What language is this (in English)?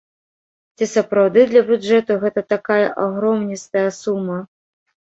Belarusian